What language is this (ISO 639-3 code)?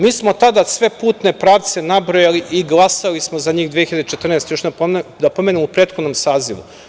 srp